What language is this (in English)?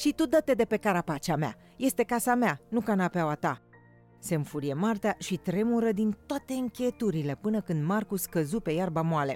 Romanian